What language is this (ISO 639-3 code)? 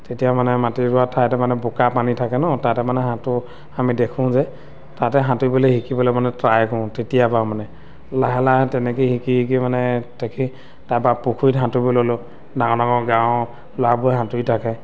asm